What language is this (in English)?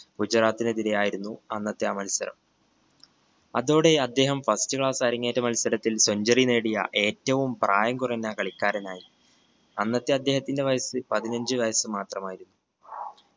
Malayalam